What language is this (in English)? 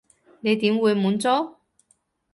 Cantonese